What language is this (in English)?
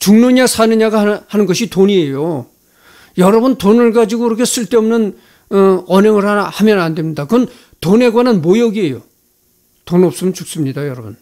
Korean